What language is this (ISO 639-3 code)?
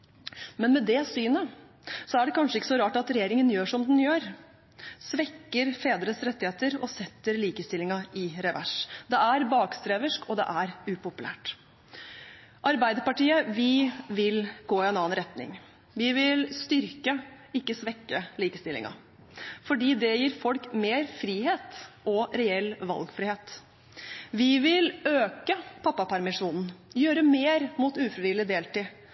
nob